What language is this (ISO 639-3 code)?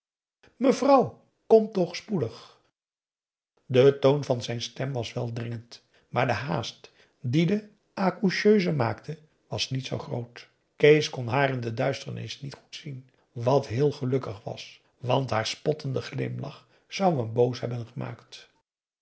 nld